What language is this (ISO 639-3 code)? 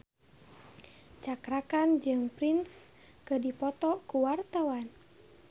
sun